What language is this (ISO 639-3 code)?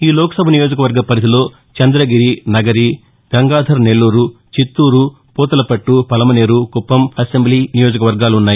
tel